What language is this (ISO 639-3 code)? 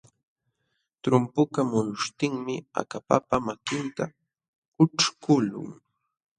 qxw